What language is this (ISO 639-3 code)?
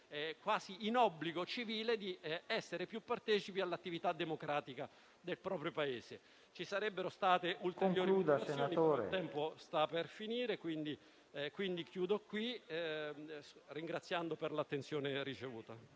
ita